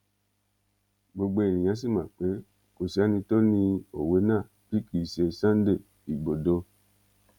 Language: Yoruba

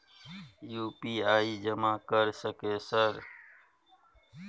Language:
Maithili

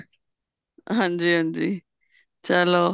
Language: Punjabi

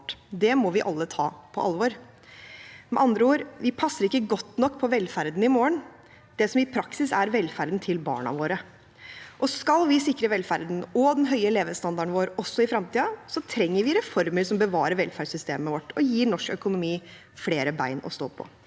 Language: Norwegian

